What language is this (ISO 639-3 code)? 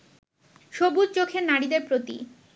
ben